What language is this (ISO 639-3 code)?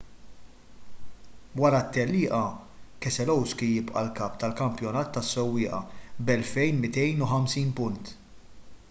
mlt